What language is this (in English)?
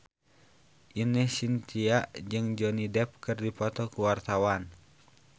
Sundanese